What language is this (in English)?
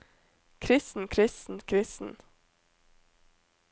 Norwegian